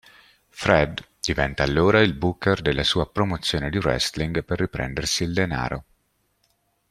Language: Italian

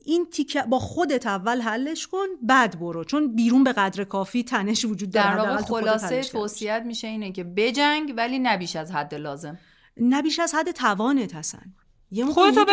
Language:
Persian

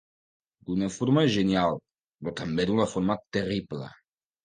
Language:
Catalan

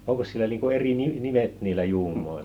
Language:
Finnish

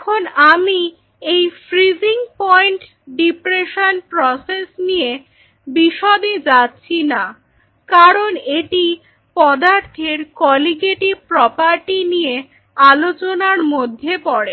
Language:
Bangla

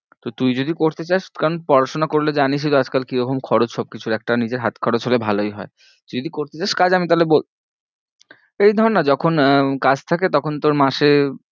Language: Bangla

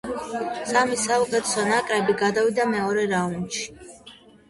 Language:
Georgian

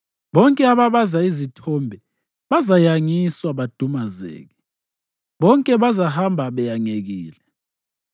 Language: North Ndebele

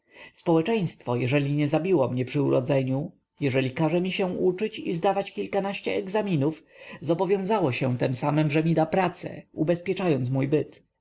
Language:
Polish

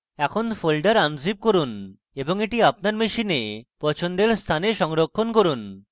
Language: Bangla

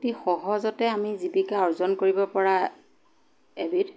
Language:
Assamese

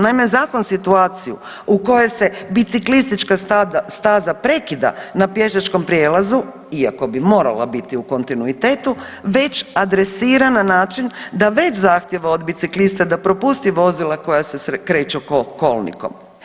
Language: Croatian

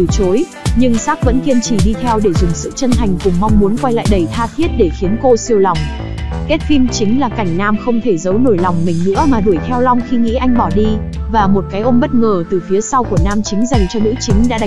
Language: Vietnamese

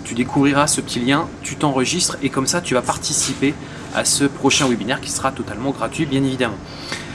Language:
French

